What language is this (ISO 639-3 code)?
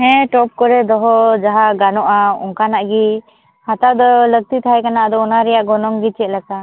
sat